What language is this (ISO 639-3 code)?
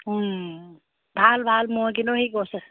asm